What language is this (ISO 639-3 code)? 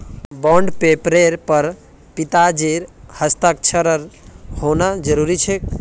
mag